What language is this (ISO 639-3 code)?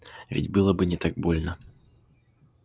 rus